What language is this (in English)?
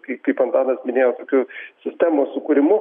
Lithuanian